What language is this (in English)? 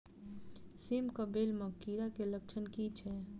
Maithili